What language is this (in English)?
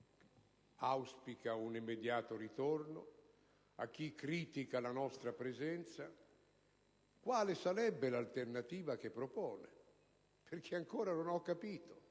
Italian